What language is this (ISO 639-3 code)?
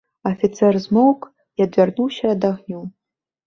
bel